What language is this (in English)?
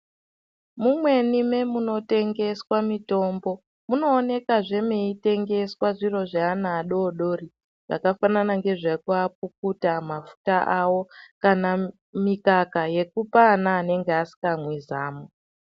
Ndau